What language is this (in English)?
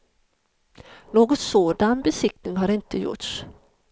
Swedish